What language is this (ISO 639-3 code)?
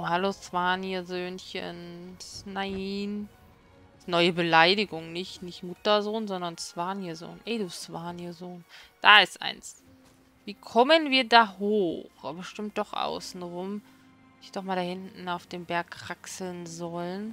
deu